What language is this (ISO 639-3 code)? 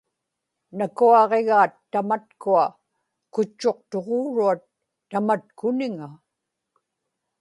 ipk